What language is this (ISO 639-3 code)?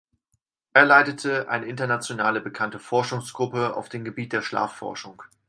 deu